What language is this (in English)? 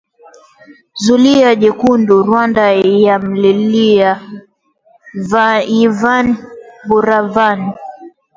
Swahili